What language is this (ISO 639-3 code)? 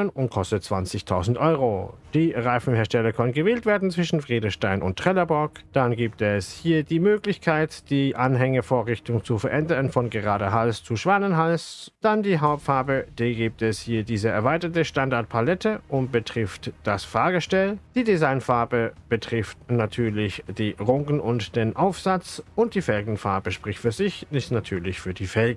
deu